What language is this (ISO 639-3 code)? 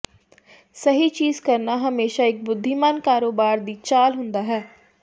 pan